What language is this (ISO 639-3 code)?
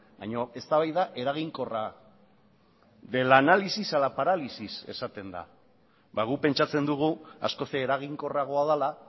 eus